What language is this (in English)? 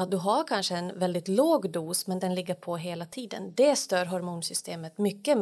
Swedish